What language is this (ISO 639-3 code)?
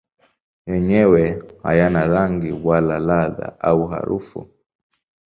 swa